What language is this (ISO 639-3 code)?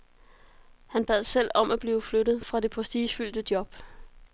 dan